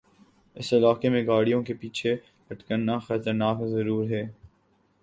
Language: Urdu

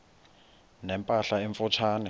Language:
Xhosa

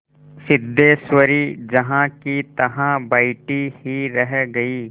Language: Hindi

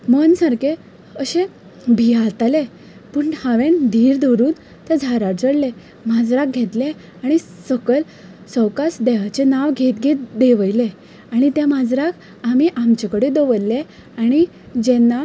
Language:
Konkani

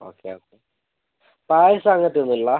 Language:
Malayalam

